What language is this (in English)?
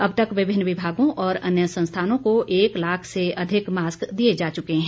Hindi